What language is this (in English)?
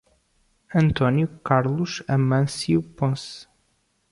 Portuguese